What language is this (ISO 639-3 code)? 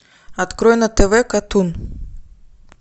rus